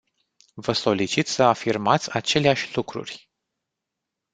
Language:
Romanian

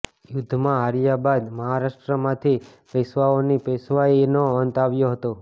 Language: Gujarati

